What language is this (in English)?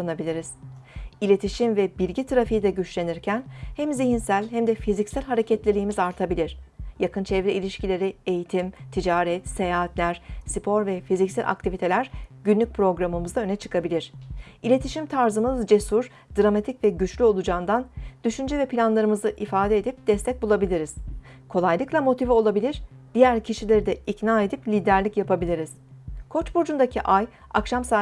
Turkish